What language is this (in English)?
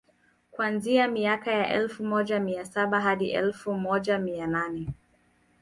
Swahili